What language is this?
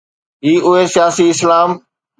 Sindhi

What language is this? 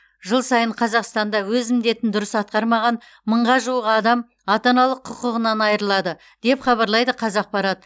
Kazakh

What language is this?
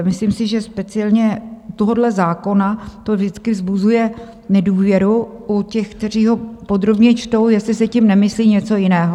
Czech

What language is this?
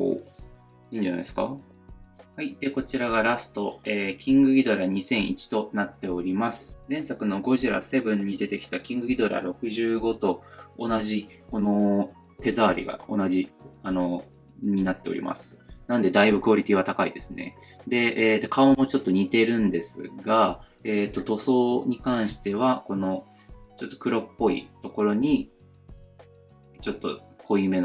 Japanese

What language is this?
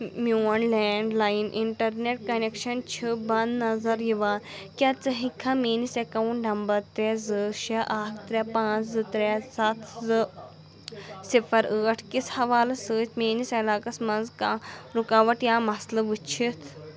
Kashmiri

